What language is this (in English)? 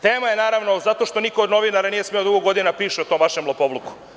Serbian